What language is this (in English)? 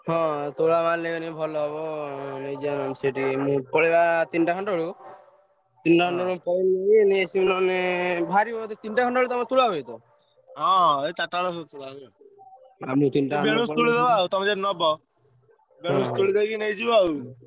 Odia